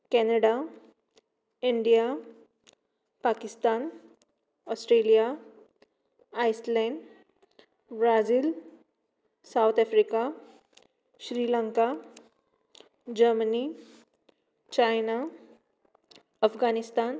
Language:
Konkani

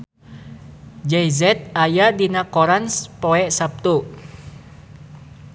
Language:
Sundanese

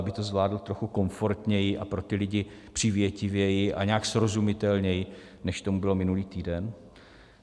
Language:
Czech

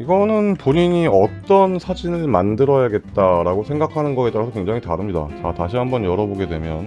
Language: Korean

